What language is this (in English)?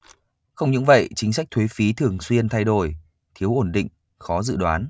Vietnamese